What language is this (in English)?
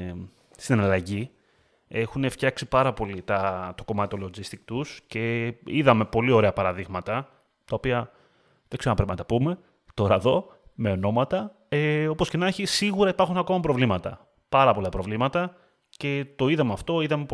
Greek